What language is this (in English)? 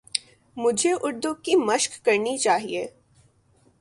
Urdu